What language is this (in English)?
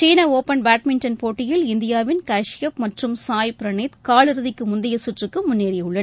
Tamil